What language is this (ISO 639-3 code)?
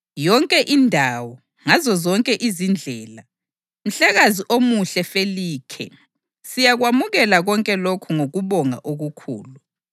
nde